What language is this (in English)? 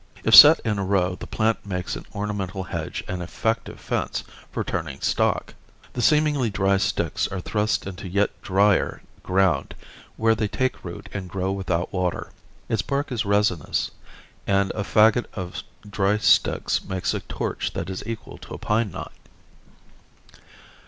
English